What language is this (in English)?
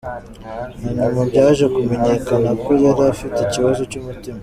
Kinyarwanda